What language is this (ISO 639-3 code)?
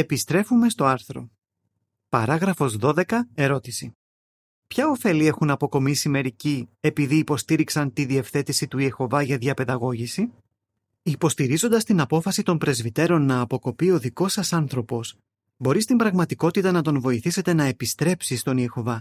ell